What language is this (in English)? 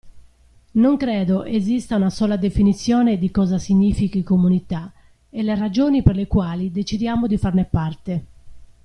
Italian